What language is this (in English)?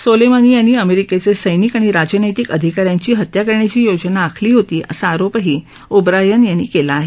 Marathi